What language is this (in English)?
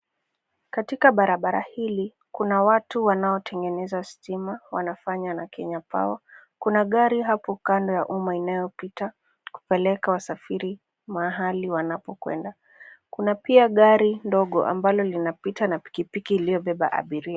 Swahili